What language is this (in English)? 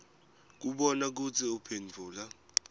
Swati